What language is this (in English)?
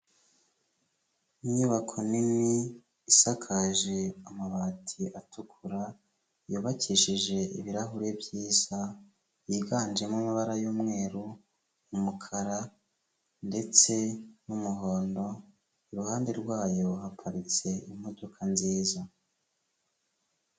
Kinyarwanda